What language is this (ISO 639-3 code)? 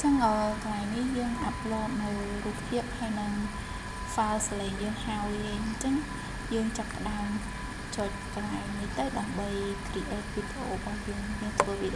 vie